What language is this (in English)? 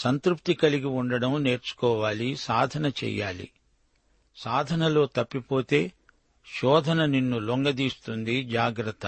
Telugu